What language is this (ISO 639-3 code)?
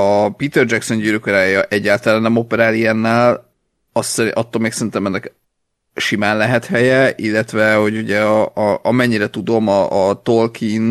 hun